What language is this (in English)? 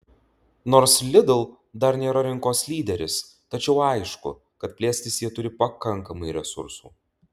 Lithuanian